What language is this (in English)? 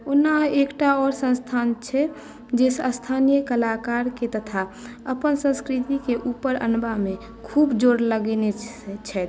Maithili